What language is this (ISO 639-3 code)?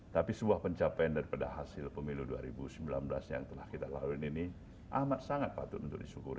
ind